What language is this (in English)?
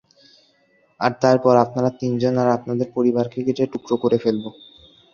Bangla